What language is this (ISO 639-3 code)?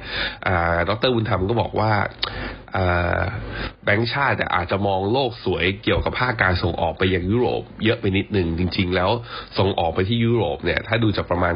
tha